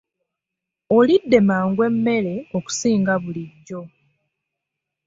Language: Ganda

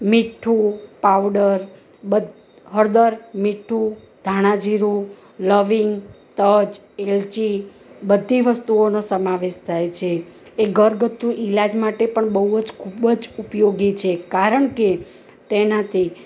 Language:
Gujarati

